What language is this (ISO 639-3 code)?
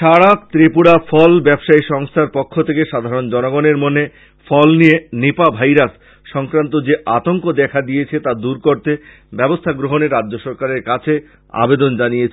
ben